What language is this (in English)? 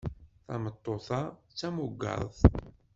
Kabyle